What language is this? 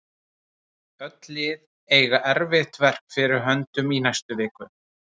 Icelandic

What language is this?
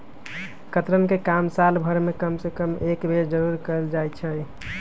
Magahi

